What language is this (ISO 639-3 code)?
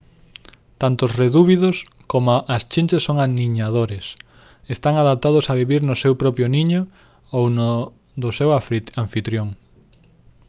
glg